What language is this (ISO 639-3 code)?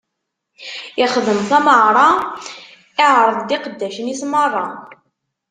kab